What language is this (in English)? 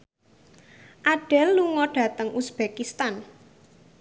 Javanese